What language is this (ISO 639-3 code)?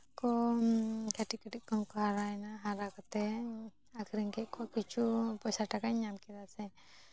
sat